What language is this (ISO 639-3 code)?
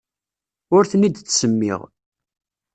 kab